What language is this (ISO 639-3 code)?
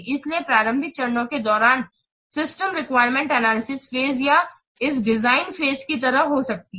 hin